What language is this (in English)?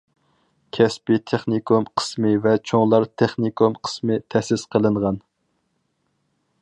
Uyghur